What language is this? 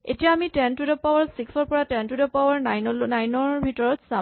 Assamese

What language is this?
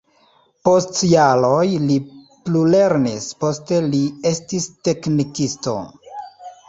Esperanto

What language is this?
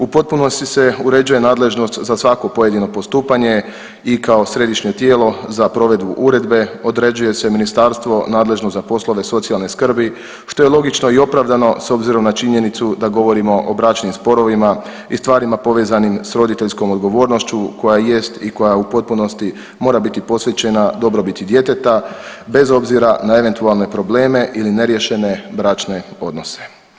Croatian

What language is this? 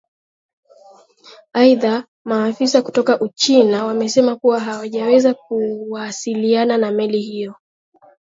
Swahili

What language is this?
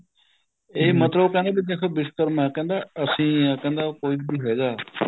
Punjabi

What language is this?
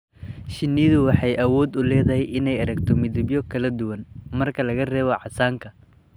Somali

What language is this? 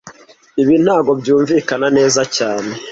Kinyarwanda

